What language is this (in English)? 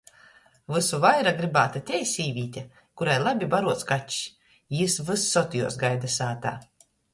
Latgalian